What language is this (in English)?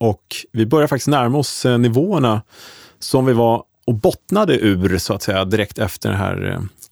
Swedish